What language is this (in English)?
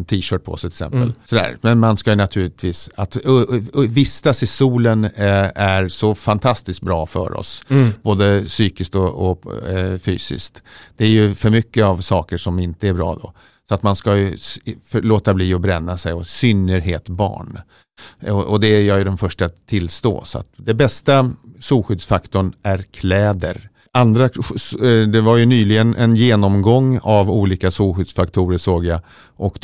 Swedish